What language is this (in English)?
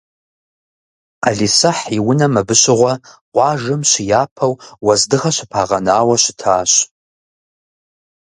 Kabardian